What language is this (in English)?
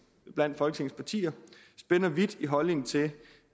Danish